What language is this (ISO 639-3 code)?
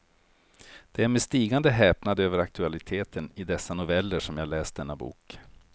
swe